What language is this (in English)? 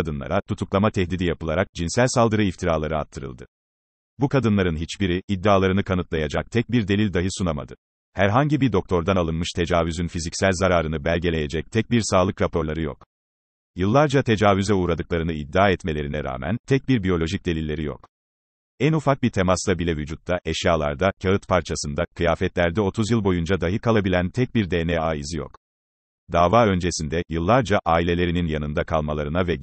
Turkish